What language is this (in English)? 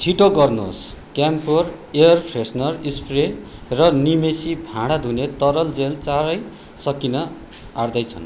Nepali